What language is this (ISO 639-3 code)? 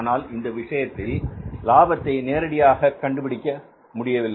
tam